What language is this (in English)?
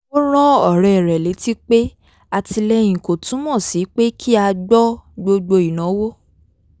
Yoruba